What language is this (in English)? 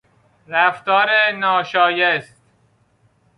Persian